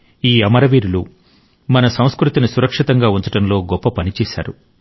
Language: Telugu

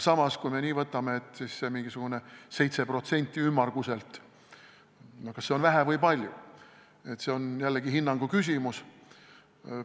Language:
Estonian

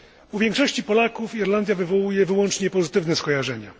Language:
Polish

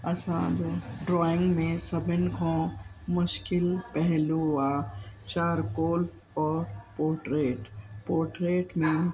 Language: Sindhi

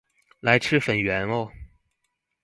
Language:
Chinese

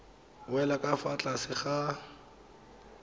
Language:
Tswana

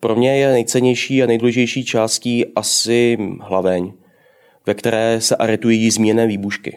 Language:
Czech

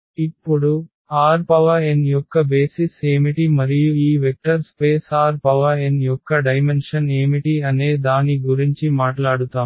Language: Telugu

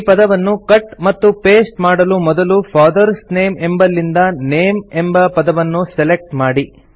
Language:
Kannada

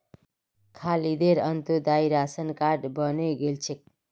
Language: Magahi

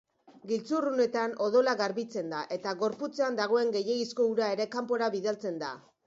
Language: Basque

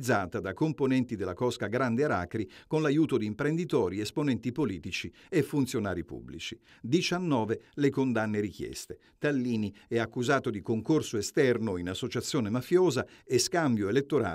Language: Italian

